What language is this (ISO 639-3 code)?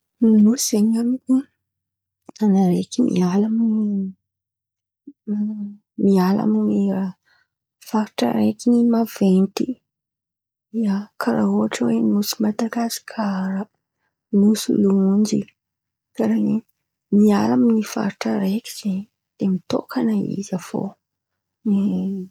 xmv